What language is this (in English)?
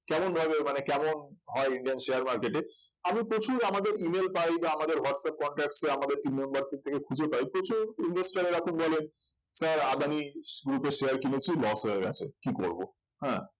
Bangla